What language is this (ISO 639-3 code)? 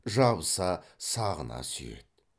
kaz